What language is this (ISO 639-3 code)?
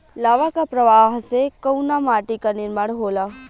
bho